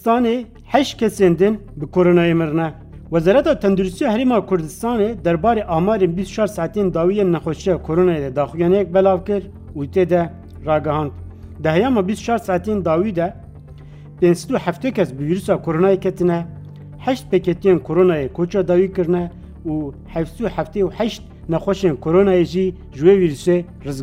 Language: Turkish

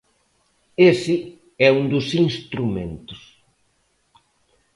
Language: Galician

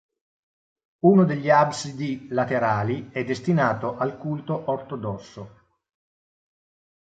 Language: Italian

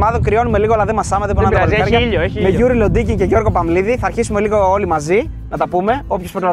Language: Greek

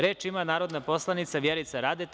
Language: Serbian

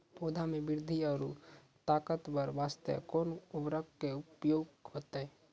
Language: Maithili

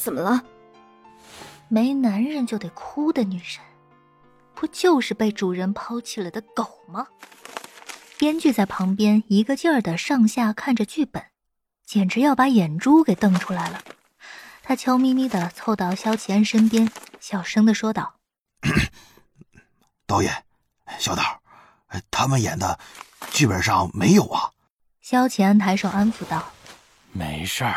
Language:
Chinese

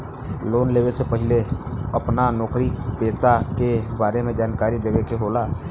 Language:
Bhojpuri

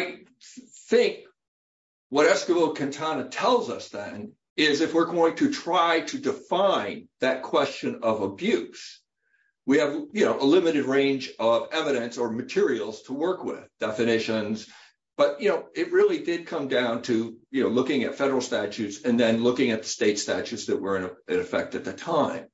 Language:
English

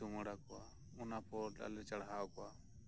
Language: Santali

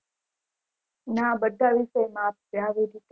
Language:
Gujarati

